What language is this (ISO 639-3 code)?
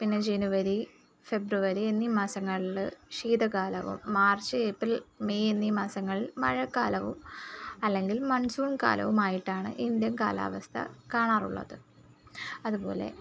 mal